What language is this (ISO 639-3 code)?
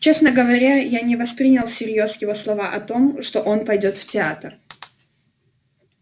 rus